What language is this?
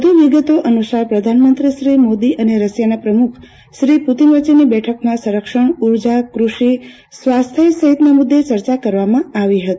Gujarati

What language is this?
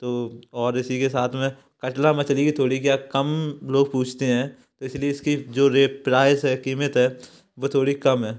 Hindi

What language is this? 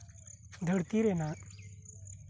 Santali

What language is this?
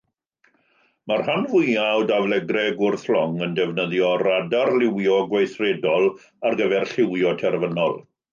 Welsh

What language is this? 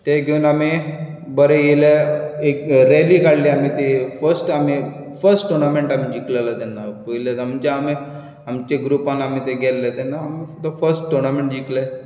Konkani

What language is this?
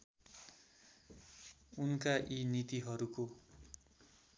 Nepali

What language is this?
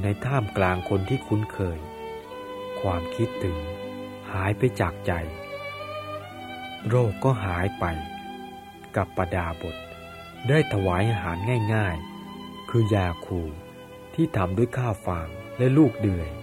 Thai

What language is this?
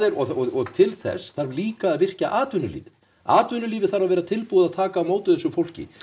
Icelandic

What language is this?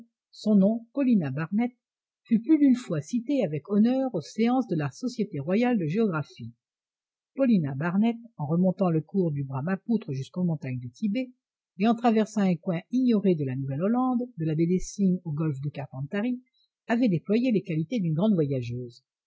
French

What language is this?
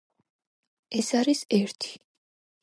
Georgian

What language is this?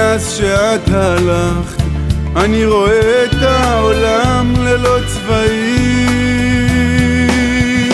Hebrew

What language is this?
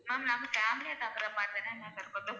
Tamil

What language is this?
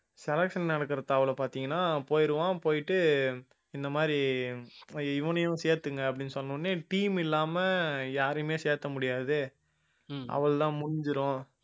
Tamil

